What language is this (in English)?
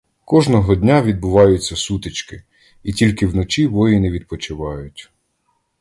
Ukrainian